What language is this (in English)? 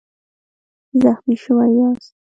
Pashto